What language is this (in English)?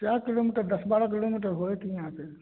Maithili